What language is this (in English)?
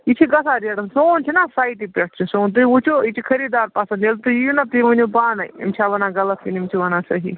Kashmiri